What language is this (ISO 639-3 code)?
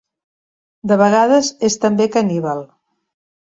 cat